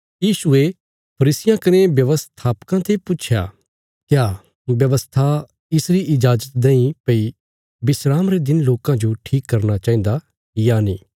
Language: Bilaspuri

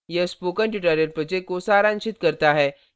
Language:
Hindi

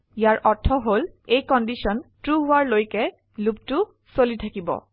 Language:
Assamese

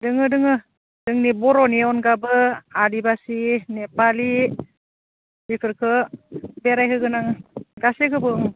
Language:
Bodo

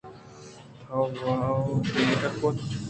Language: Eastern Balochi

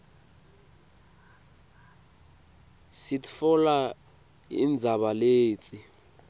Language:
Swati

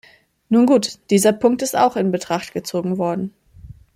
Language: German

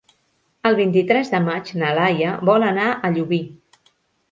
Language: Catalan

